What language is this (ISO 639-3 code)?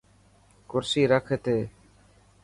mki